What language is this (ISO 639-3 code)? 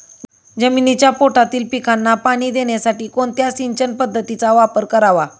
mar